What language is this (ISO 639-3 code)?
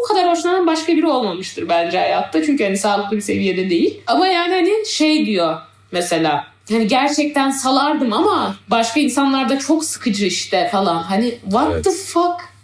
tur